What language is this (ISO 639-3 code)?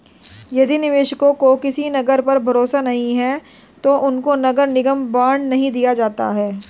hin